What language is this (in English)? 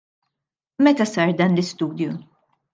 Maltese